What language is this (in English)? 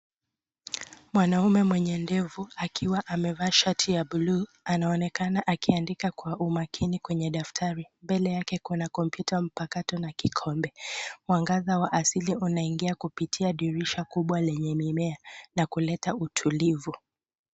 Swahili